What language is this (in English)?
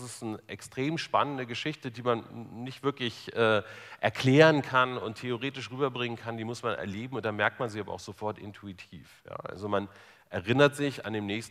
German